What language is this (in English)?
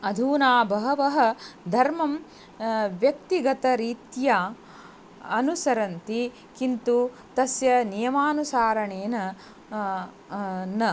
Sanskrit